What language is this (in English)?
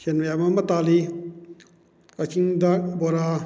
Manipuri